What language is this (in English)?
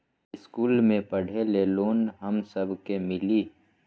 Magahi